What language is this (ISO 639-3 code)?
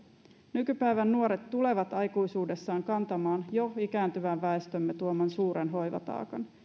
fin